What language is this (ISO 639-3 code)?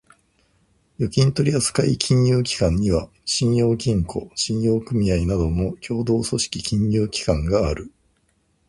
jpn